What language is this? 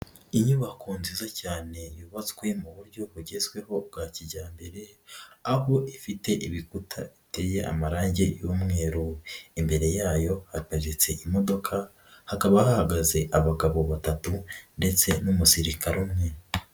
Kinyarwanda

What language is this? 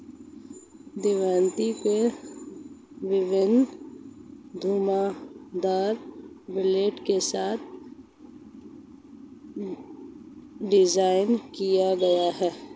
Hindi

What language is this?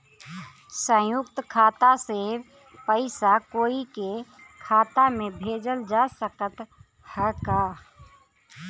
Bhojpuri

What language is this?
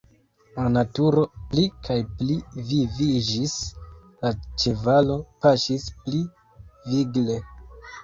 Esperanto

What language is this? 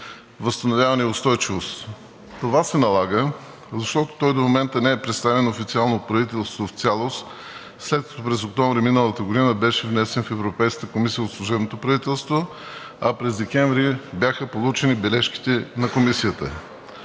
Bulgarian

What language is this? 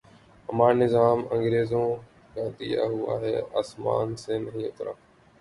Urdu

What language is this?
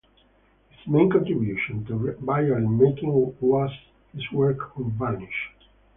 English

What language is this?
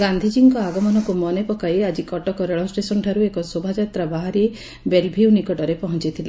Odia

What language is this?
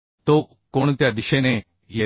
Marathi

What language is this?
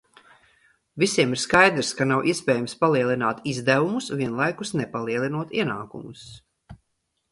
Latvian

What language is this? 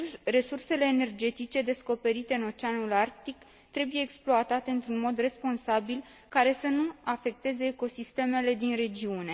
Romanian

